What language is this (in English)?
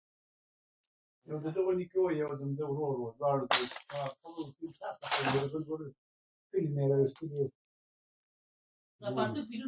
Pashto